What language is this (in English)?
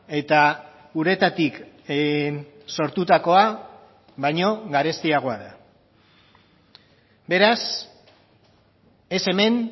Basque